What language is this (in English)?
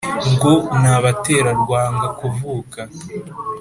Kinyarwanda